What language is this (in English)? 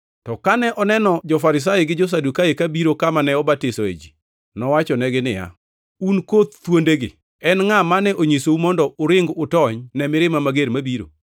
Luo (Kenya and Tanzania)